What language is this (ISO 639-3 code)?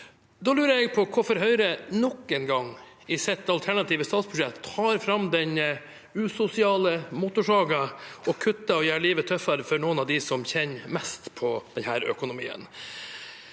nor